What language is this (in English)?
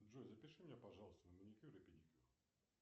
Russian